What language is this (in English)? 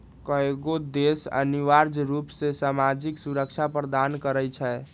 Magahi